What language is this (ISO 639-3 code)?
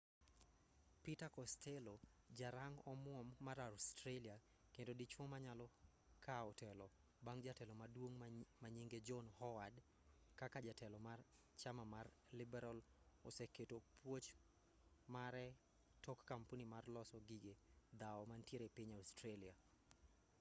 luo